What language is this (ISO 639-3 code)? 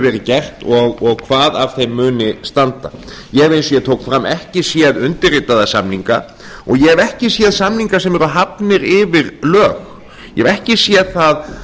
isl